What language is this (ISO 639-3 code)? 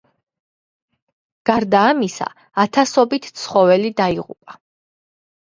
kat